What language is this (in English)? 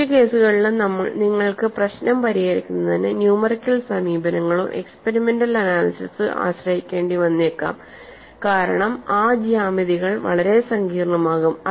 Malayalam